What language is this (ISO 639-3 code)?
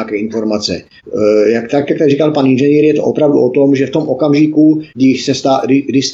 ces